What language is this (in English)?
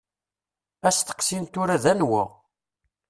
Kabyle